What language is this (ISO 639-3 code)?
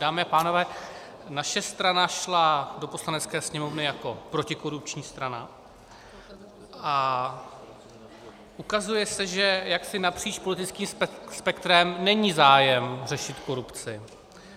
ces